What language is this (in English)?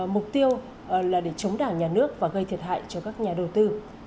Vietnamese